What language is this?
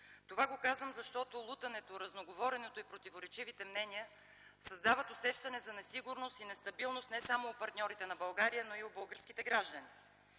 Bulgarian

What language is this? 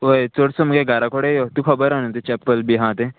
Konkani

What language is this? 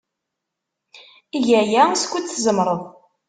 Kabyle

